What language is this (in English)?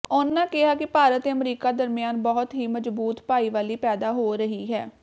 Punjabi